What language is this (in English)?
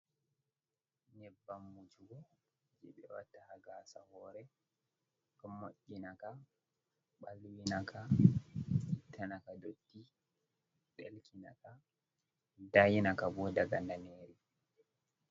Fula